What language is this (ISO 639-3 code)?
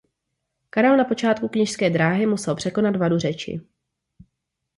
ces